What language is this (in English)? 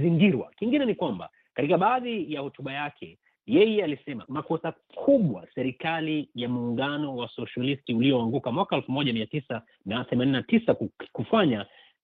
Swahili